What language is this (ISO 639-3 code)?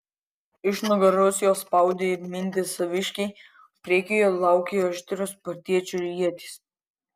lit